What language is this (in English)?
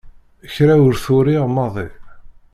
Kabyle